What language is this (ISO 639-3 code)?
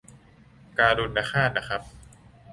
tha